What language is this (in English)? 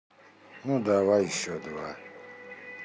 Russian